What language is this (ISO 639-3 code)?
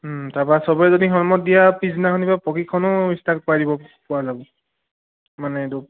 asm